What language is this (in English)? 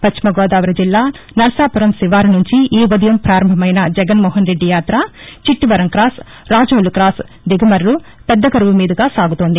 Telugu